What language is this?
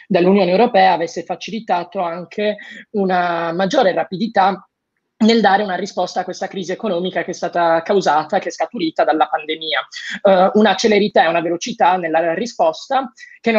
Italian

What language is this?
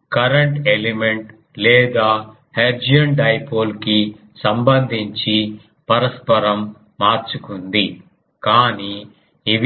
Telugu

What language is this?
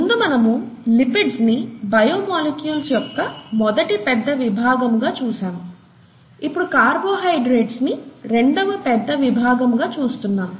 Telugu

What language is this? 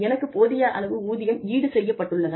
Tamil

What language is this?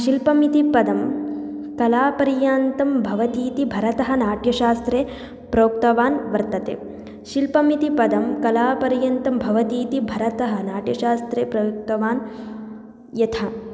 Sanskrit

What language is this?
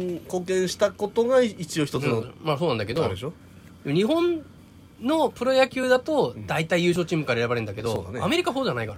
Japanese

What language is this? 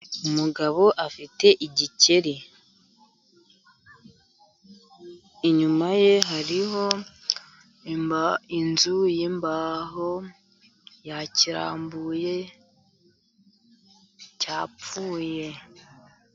Kinyarwanda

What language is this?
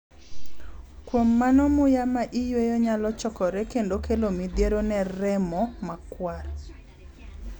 Luo (Kenya and Tanzania)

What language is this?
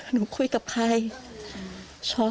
Thai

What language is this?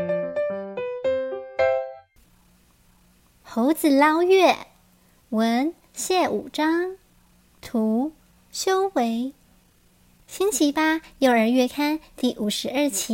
Chinese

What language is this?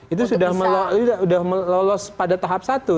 Indonesian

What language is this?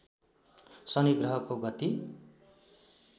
Nepali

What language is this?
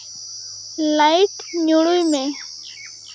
Santali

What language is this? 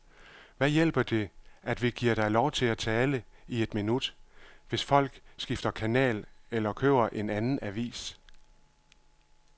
Danish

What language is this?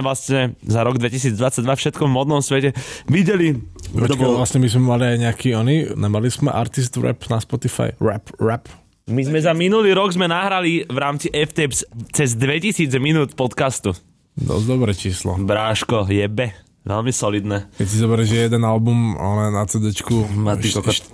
Slovak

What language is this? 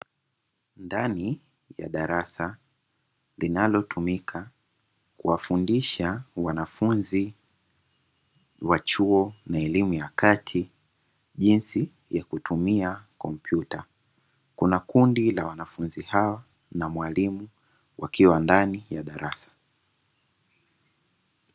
Swahili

